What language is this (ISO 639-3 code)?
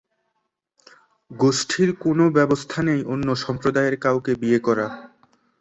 ben